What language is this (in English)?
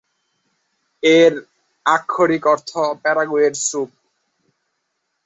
Bangla